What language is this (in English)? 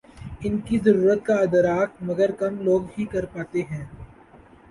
Urdu